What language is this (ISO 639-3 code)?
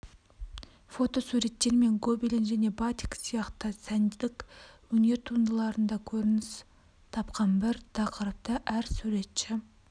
kaz